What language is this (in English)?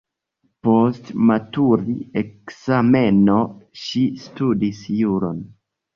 Esperanto